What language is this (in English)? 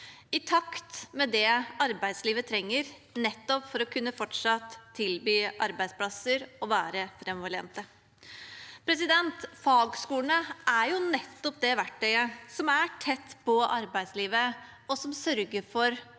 Norwegian